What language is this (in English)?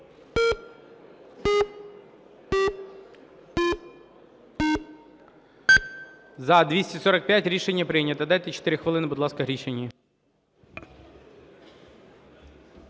Ukrainian